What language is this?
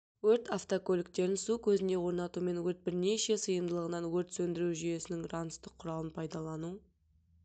Kazakh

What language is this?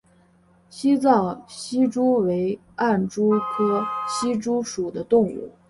Chinese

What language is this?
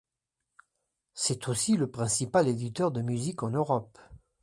French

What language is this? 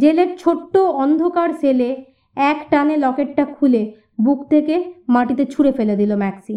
Bangla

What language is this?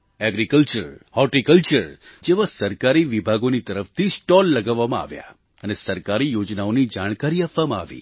Gujarati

